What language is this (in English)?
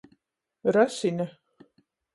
Latgalian